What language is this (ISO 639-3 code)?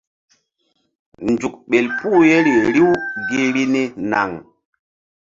mdd